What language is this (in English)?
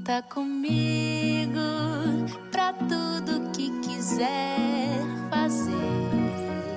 Portuguese